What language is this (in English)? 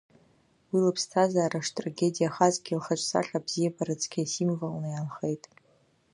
Abkhazian